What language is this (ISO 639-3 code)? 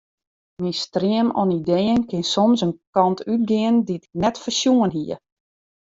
fry